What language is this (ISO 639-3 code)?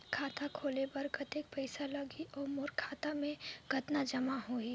hne